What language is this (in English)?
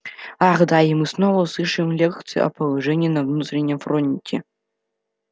Russian